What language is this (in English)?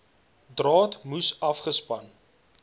Afrikaans